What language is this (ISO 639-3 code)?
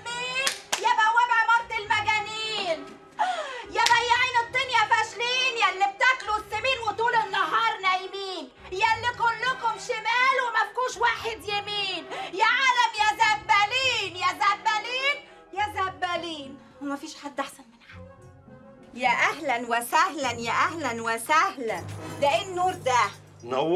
ara